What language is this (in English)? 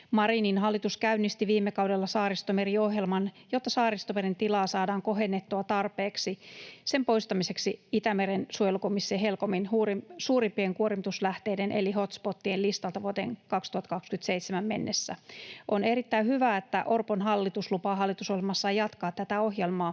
Finnish